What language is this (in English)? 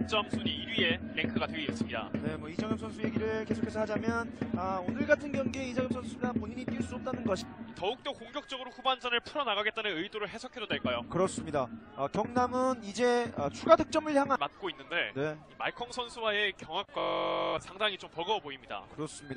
Korean